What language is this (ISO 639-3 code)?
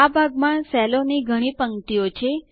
guj